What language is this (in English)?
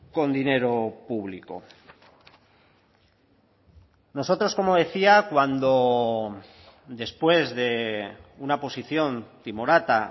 Spanish